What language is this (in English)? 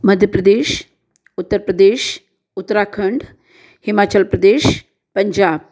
Hindi